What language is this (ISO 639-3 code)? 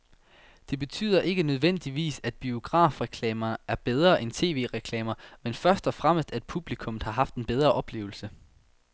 dan